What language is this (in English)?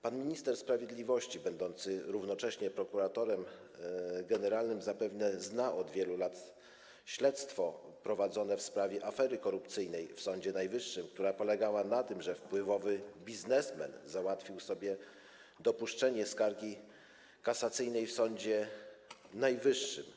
Polish